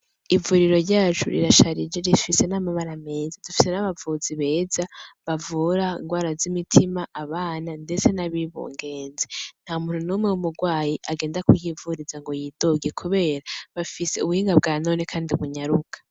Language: Rundi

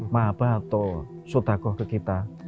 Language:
Indonesian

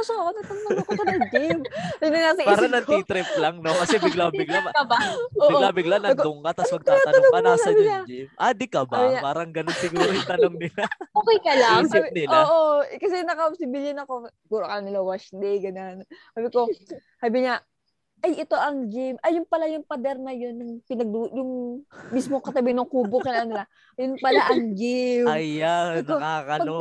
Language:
Filipino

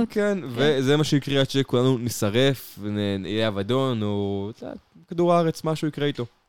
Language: Hebrew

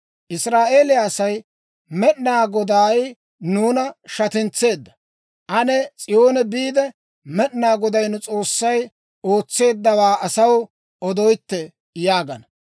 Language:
Dawro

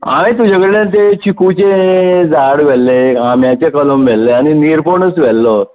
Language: Konkani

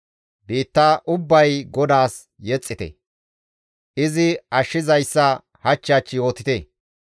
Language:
Gamo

